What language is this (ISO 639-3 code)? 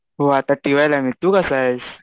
mar